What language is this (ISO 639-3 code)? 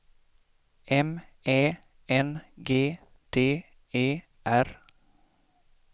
swe